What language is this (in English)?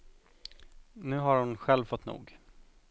Swedish